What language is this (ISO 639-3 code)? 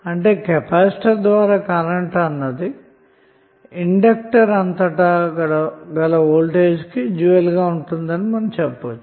tel